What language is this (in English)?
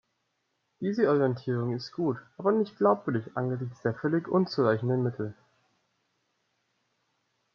German